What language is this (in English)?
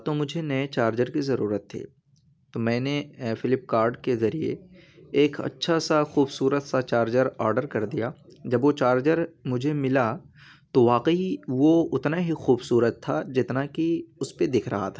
Urdu